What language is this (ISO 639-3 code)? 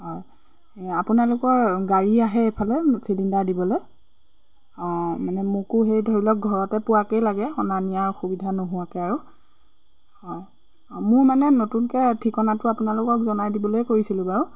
asm